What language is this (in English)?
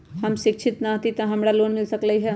Magahi